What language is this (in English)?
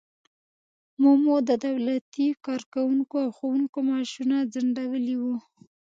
Pashto